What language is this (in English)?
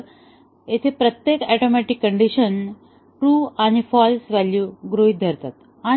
Marathi